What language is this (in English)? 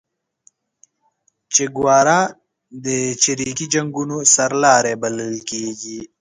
Pashto